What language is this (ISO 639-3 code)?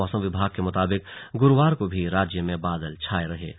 hin